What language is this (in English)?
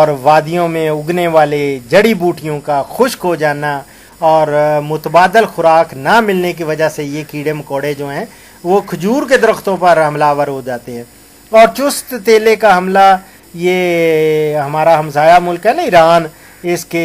Arabic